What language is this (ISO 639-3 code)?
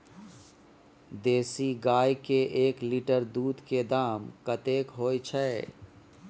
mai